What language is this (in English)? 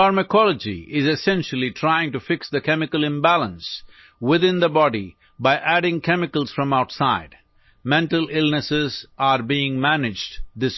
Urdu